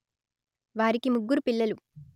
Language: Telugu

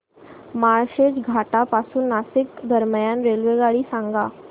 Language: Marathi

